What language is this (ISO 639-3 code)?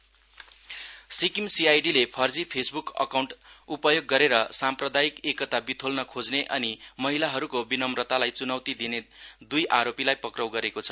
nep